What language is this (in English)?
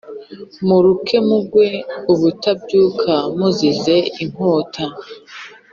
Kinyarwanda